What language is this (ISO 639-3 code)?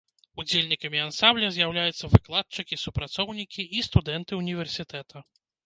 bel